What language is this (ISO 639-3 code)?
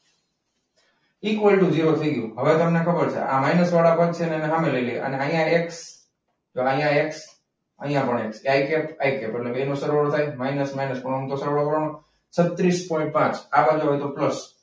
guj